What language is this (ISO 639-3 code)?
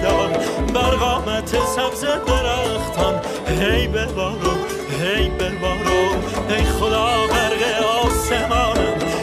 fas